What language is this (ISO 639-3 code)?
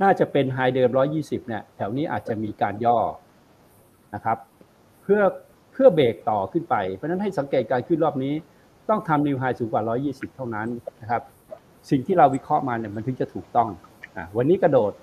tha